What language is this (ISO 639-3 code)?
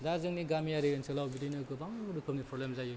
brx